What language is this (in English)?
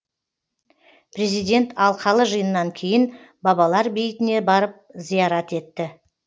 Kazakh